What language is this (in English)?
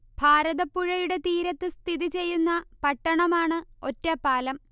Malayalam